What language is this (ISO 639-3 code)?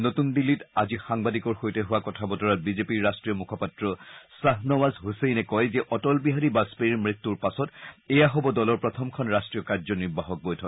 asm